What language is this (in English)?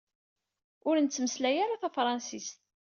Kabyle